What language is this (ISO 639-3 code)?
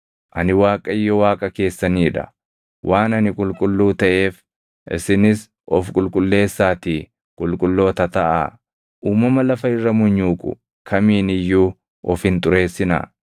orm